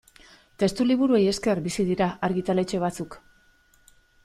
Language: Basque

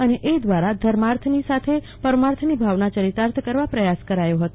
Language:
Gujarati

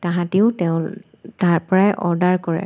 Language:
Assamese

